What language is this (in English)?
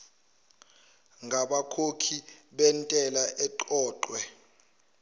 Zulu